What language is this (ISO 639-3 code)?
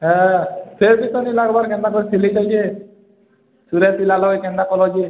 ori